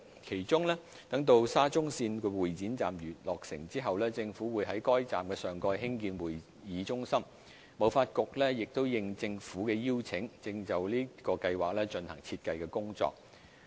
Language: Cantonese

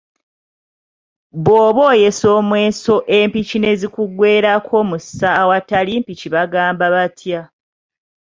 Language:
Ganda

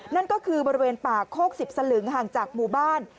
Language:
Thai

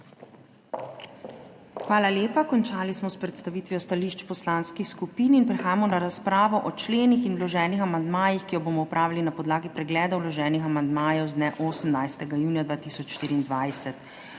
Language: Slovenian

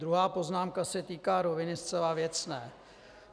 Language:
Czech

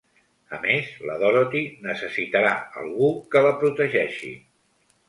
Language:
Catalan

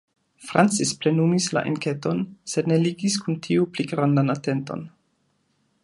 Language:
Esperanto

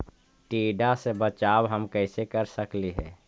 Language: Magahi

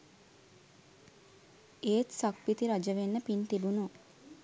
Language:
Sinhala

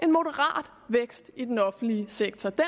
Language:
Danish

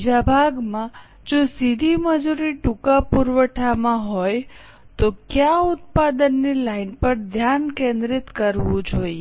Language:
Gujarati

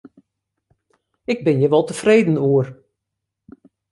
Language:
Western Frisian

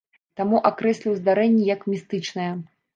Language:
Belarusian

